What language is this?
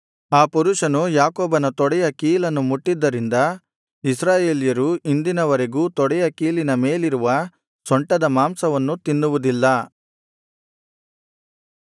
Kannada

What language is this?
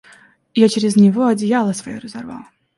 Russian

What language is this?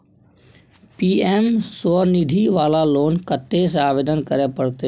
Maithili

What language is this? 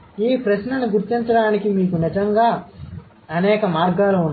Telugu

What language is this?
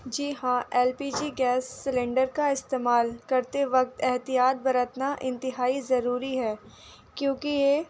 Urdu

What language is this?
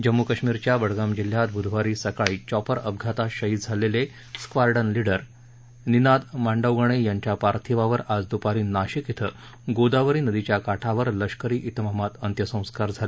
Marathi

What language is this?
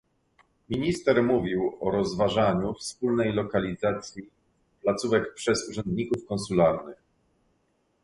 Polish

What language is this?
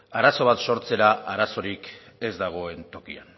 Basque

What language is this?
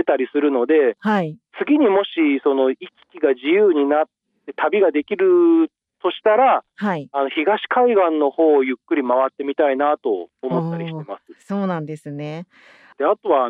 Japanese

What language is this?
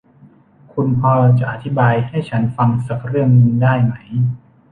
Thai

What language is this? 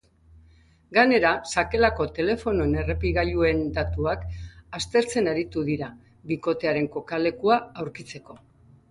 Basque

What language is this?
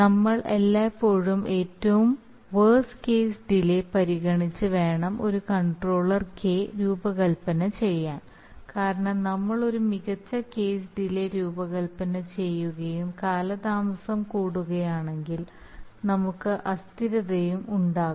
Malayalam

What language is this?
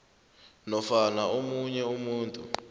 South Ndebele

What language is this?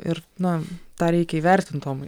Lithuanian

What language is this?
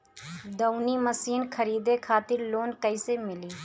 Bhojpuri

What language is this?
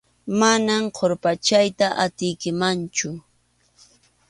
Arequipa-La Unión Quechua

